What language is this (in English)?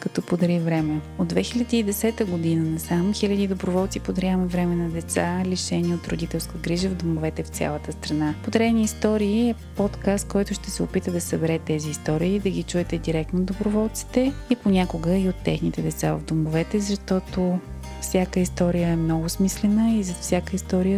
Bulgarian